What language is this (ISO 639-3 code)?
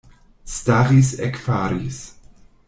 epo